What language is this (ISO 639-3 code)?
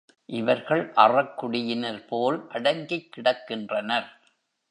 tam